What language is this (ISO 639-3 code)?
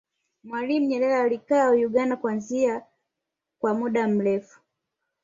swa